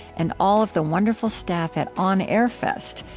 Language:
English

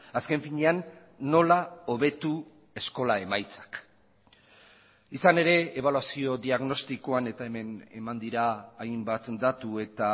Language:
Basque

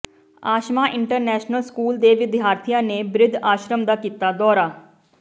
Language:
Punjabi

